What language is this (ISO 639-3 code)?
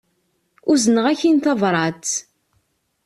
kab